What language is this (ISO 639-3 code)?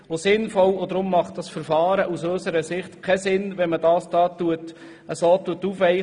gsw